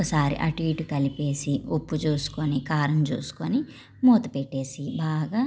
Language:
Telugu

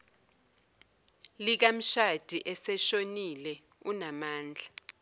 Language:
Zulu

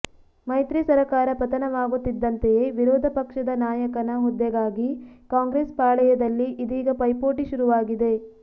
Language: Kannada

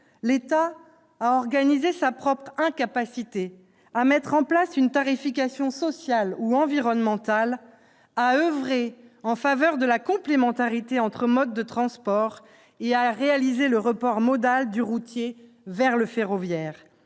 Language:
French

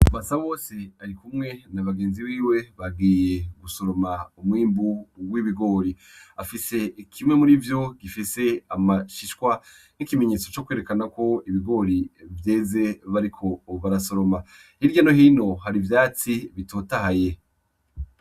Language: Rundi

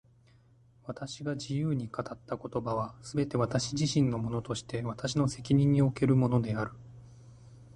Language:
Japanese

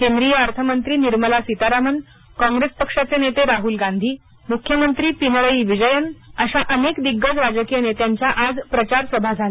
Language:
Marathi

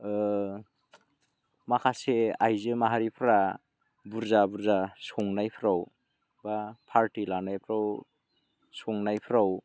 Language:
Bodo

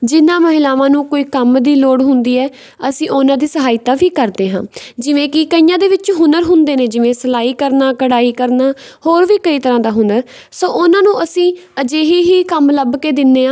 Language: Punjabi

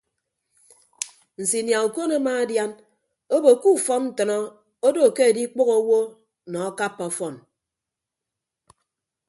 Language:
Ibibio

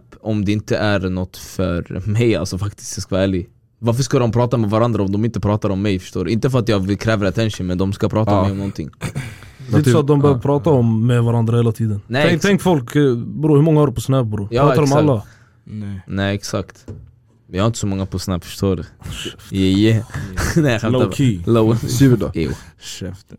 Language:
Swedish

